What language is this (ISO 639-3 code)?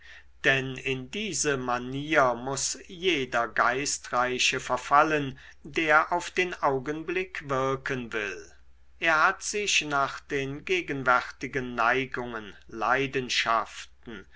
deu